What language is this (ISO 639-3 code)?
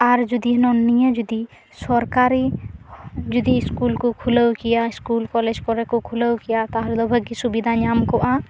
sat